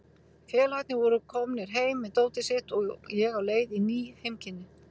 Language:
Icelandic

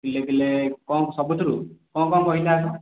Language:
Odia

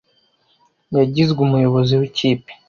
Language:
Kinyarwanda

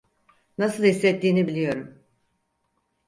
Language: Turkish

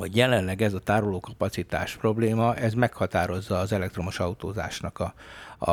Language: Hungarian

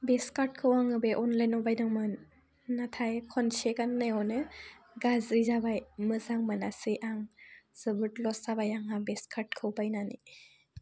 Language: Bodo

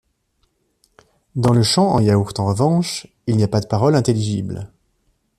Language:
French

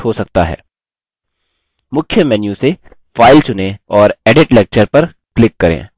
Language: Hindi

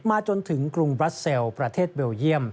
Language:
Thai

